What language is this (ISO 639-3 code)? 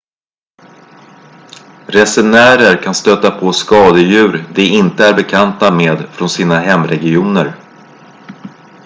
swe